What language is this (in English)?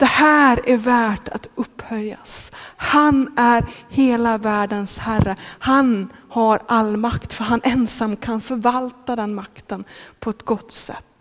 Swedish